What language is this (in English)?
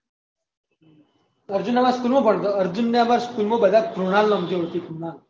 Gujarati